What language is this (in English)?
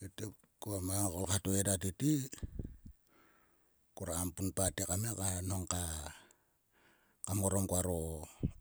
Sulka